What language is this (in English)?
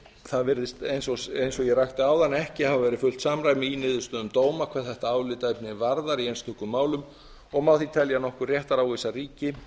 Icelandic